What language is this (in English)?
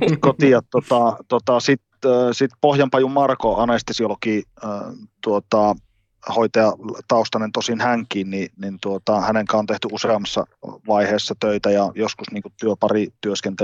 Finnish